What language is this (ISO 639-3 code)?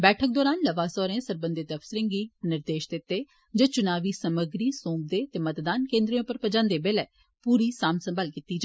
doi